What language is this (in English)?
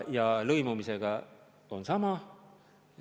Estonian